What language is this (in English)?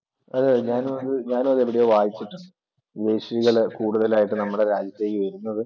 Malayalam